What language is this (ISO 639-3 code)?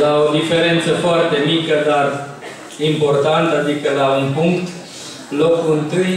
ron